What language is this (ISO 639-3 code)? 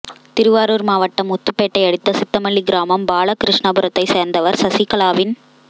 tam